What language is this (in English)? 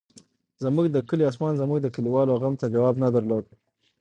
Pashto